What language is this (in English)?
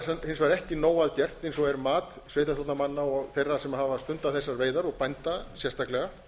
Icelandic